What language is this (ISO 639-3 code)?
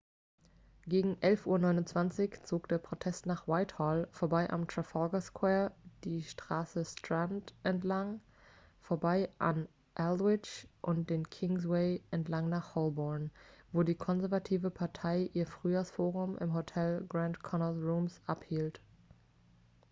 deu